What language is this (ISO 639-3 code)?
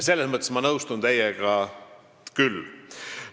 est